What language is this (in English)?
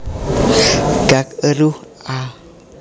Javanese